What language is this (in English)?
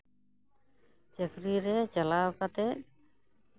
Santali